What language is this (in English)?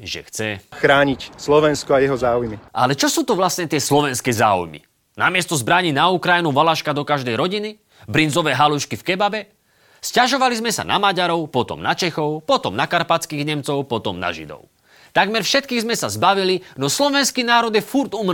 Slovak